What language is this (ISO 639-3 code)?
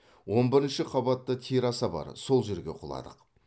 kaz